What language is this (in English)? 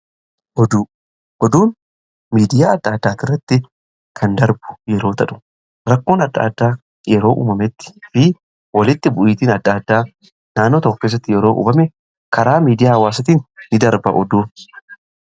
Oromo